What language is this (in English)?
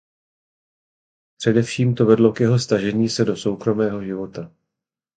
Czech